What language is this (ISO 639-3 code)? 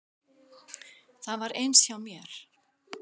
isl